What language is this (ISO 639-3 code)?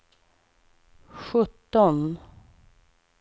swe